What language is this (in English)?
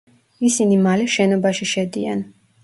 Georgian